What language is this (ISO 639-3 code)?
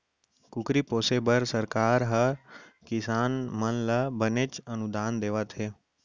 hne